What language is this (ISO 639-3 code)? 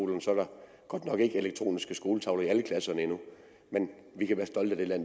dan